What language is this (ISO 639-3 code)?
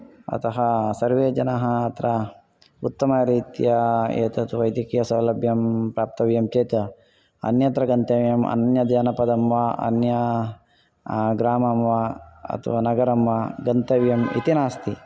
san